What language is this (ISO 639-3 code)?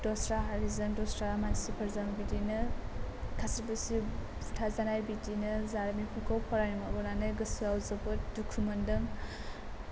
brx